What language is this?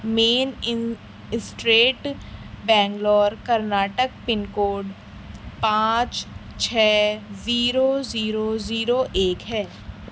Urdu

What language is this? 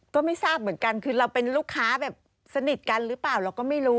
Thai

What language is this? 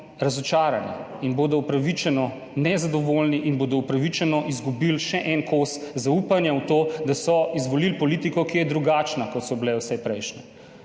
Slovenian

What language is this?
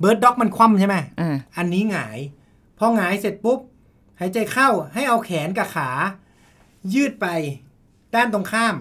Thai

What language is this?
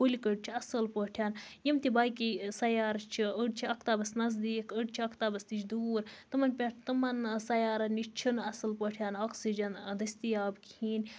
Kashmiri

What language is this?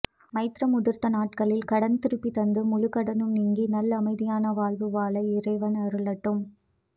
Tamil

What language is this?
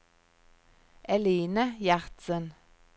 Norwegian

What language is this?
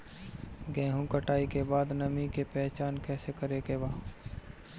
Bhojpuri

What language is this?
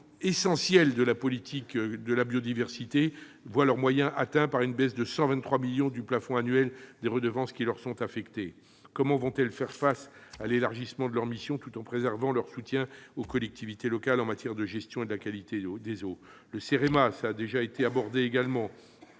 French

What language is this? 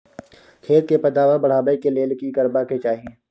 Maithili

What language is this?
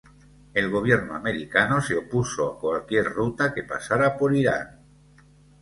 Spanish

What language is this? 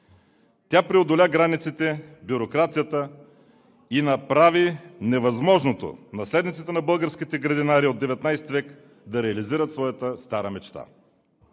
Bulgarian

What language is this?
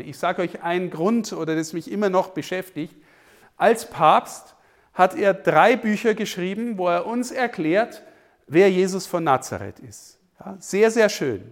German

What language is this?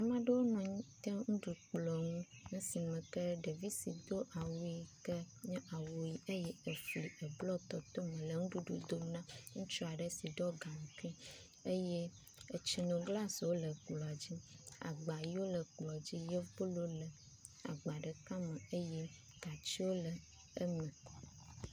Ewe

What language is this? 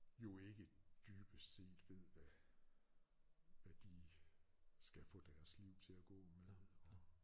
Danish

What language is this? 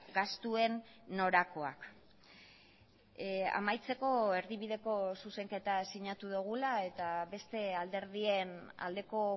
Basque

